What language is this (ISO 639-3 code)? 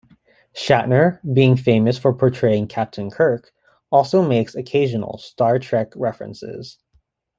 eng